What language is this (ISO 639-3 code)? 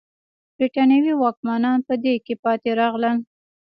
pus